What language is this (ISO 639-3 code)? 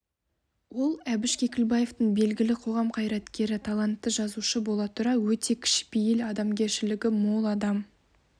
kaz